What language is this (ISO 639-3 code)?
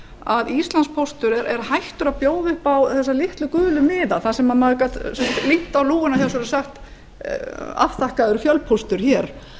isl